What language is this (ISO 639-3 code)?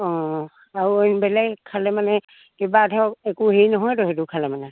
asm